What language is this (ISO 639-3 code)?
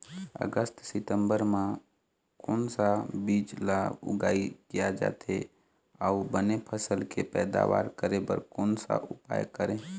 hne